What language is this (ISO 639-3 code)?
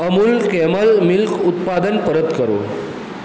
guj